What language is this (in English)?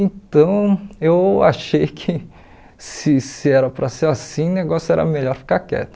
Portuguese